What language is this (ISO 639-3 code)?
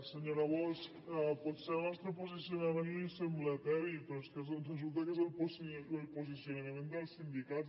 cat